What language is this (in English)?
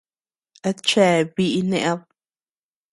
Tepeuxila Cuicatec